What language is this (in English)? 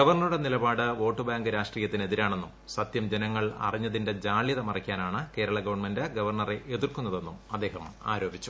Malayalam